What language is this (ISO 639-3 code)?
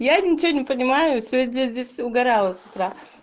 rus